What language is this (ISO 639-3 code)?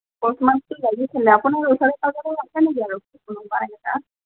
asm